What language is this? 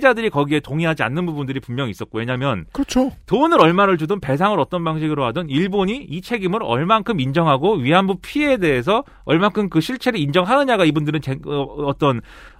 Korean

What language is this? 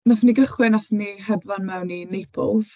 Welsh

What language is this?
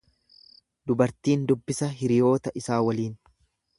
Oromo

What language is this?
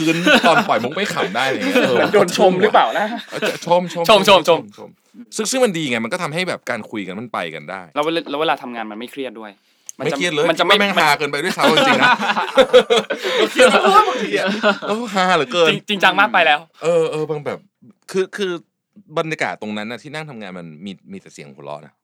Thai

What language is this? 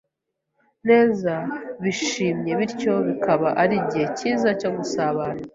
Kinyarwanda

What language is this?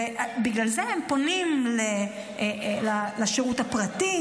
Hebrew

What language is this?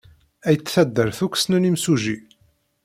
Kabyle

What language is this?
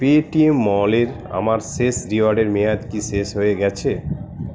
Bangla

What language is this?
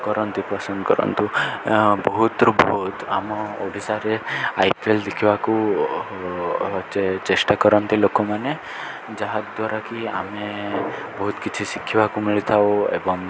Odia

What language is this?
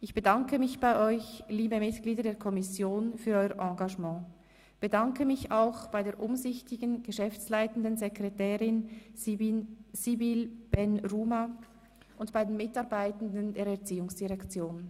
Swiss German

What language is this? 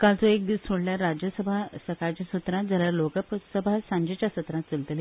Konkani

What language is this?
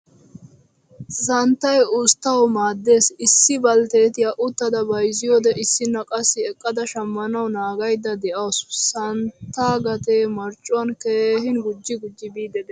Wolaytta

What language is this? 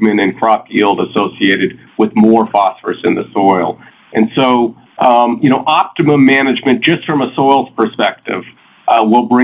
English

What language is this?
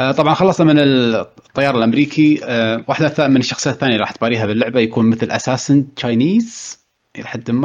Arabic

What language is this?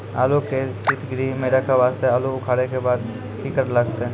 Maithili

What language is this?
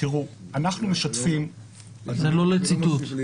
Hebrew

